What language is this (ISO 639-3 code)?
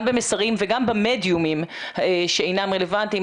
heb